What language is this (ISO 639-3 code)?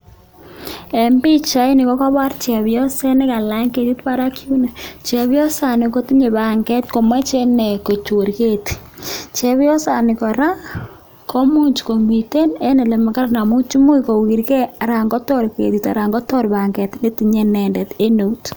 kln